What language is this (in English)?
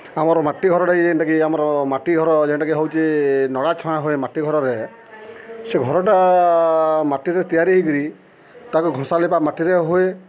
Odia